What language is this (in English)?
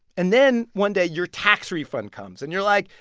English